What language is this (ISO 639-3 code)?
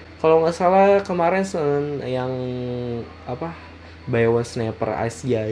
ind